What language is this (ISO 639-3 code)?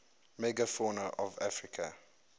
eng